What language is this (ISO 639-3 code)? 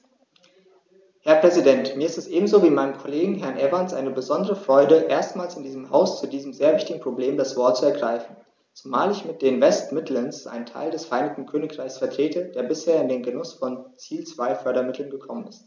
deu